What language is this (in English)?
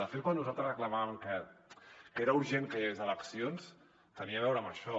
Catalan